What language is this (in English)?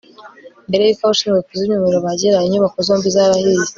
Kinyarwanda